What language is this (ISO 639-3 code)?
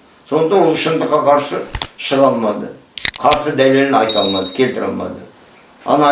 kaz